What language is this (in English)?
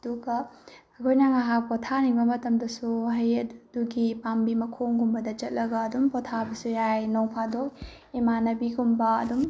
Manipuri